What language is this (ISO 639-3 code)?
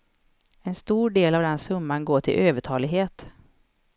swe